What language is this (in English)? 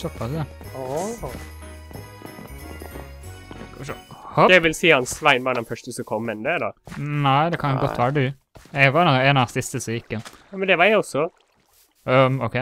Norwegian